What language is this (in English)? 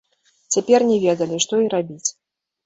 Belarusian